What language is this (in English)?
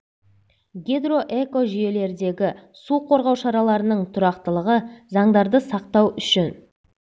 Kazakh